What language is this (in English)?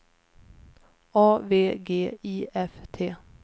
Swedish